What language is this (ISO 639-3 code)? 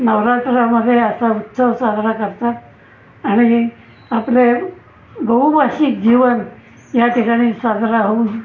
mar